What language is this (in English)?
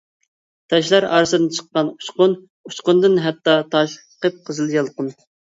Uyghur